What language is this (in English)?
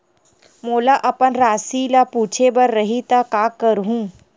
Chhattisgarhi